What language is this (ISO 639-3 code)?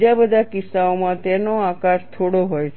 guj